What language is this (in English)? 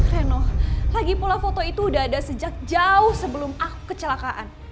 Indonesian